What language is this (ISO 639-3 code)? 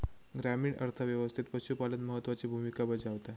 mar